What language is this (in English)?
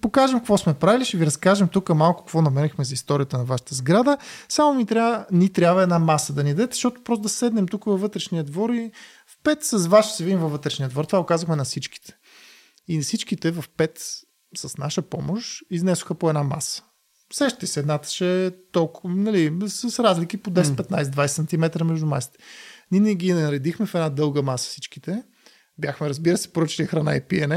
Bulgarian